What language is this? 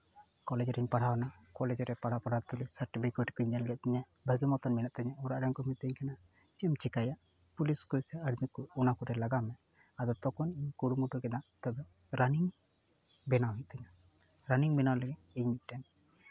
Santali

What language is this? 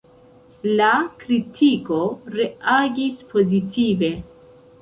Esperanto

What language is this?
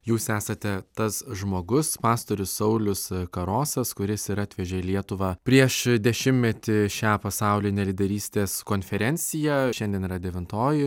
Lithuanian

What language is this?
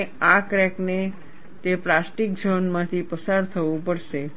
Gujarati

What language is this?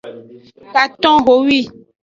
Aja (Benin)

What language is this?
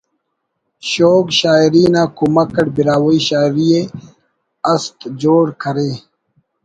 Brahui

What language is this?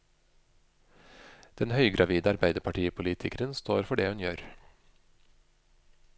Norwegian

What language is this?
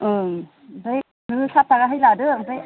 Bodo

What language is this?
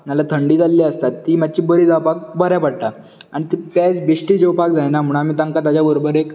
Konkani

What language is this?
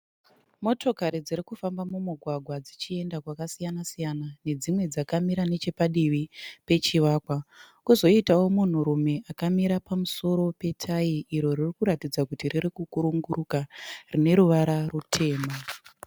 Shona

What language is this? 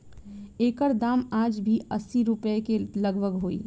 Bhojpuri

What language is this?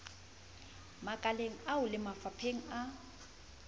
Southern Sotho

